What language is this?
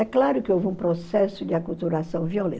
Portuguese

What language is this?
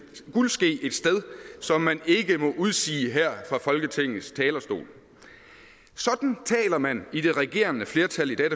Danish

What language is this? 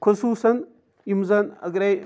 Kashmiri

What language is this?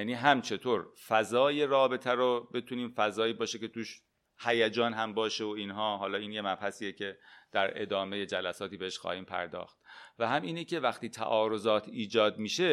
Persian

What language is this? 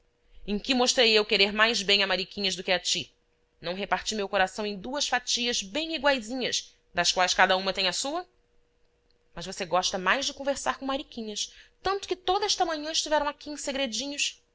Portuguese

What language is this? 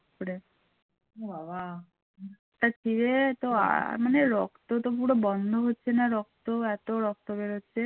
Bangla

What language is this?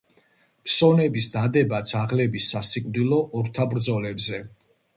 Georgian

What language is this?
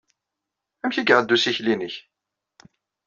Kabyle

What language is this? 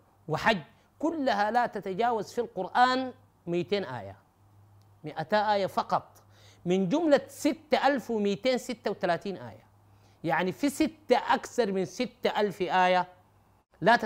Arabic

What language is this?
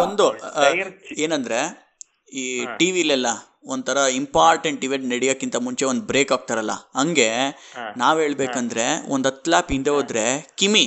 Kannada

